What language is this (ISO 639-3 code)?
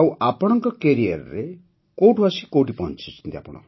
ori